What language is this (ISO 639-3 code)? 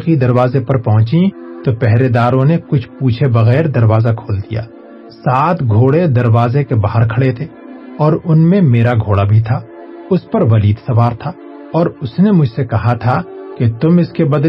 urd